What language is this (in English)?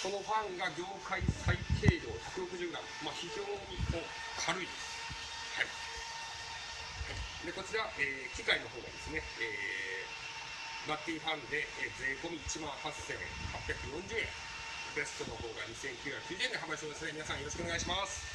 Japanese